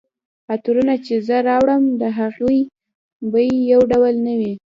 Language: Pashto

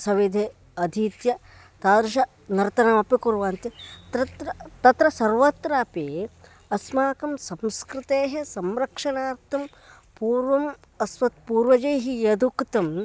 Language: Sanskrit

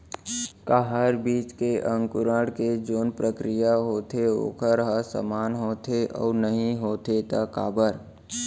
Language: Chhattisgarhi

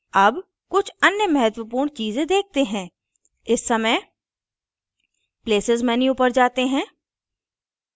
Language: Hindi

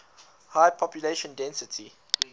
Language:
English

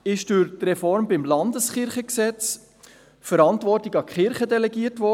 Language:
Swiss German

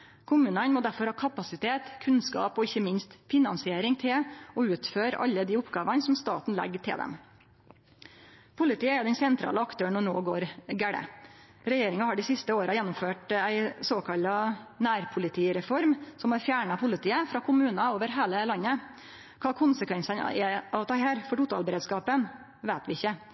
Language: Norwegian Nynorsk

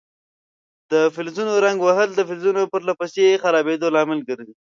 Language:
Pashto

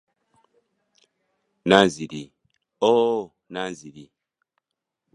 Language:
Ganda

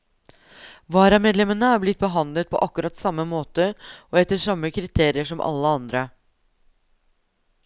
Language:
Norwegian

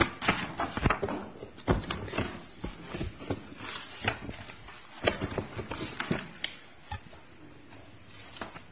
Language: English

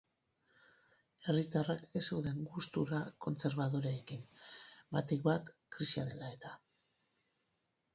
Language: Basque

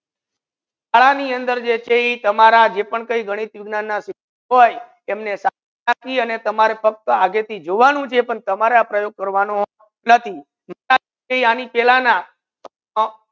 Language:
Gujarati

